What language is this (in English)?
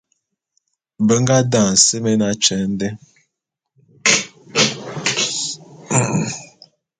Bulu